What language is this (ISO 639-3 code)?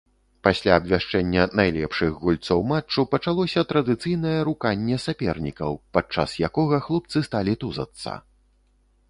bel